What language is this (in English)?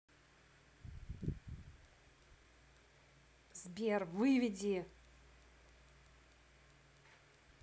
Russian